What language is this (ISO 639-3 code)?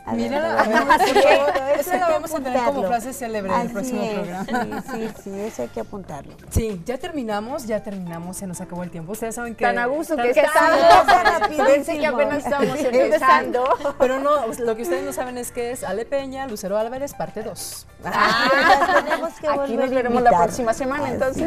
spa